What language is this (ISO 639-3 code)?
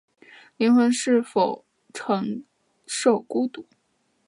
zho